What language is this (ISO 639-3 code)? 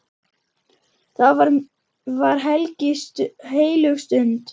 isl